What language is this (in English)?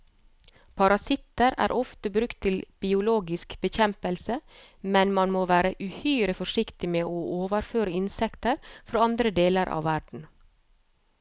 Norwegian